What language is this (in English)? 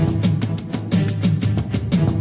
Thai